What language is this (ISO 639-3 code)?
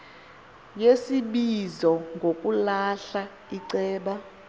xho